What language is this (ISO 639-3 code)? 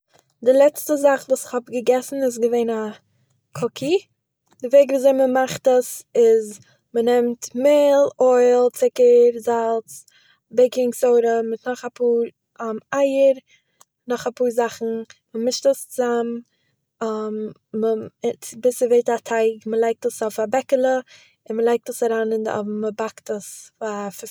yid